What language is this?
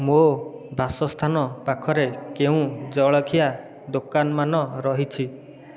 Odia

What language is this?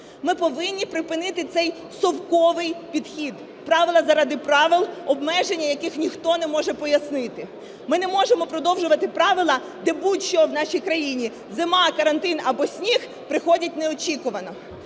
Ukrainian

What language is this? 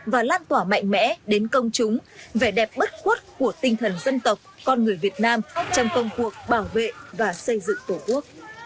Vietnamese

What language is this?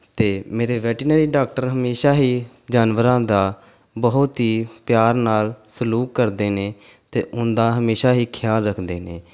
Punjabi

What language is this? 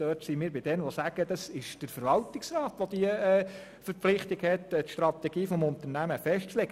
Swiss German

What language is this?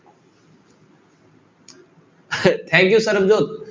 Punjabi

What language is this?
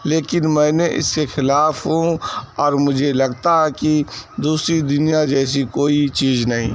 Urdu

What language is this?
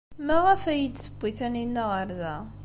Kabyle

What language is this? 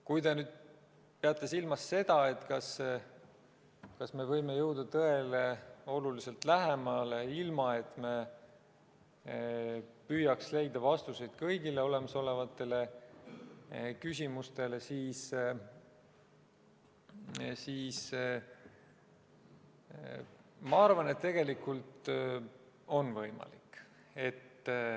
Estonian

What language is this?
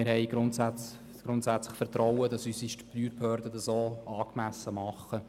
Swiss German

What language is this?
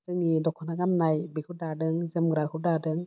Bodo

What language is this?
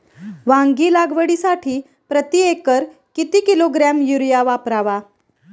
Marathi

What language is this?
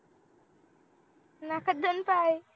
Marathi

